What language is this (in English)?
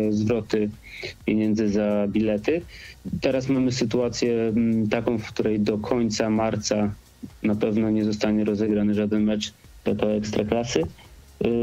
Polish